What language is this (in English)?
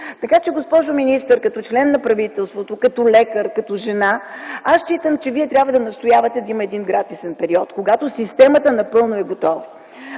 Bulgarian